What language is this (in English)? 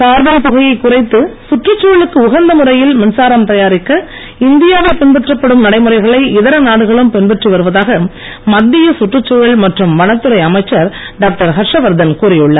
Tamil